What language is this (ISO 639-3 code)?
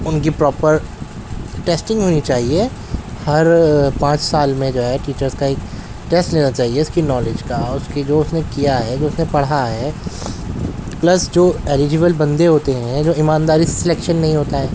urd